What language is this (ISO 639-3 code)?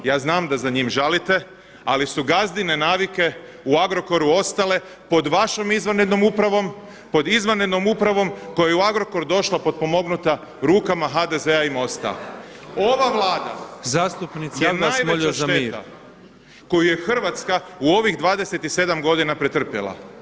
hrv